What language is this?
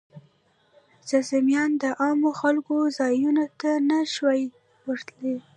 Pashto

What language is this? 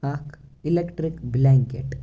Kashmiri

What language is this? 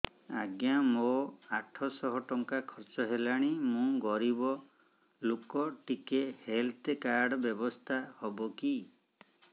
Odia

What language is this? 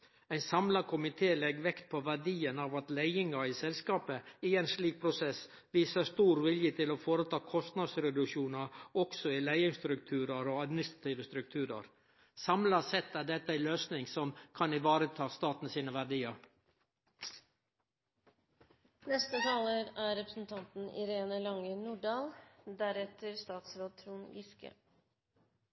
Norwegian Nynorsk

